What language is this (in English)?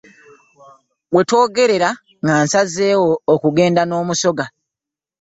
Ganda